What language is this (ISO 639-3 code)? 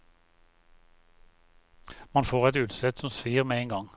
nor